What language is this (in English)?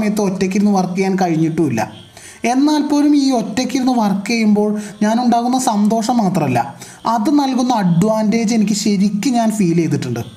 Malayalam